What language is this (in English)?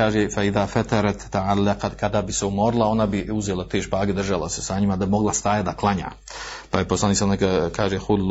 Croatian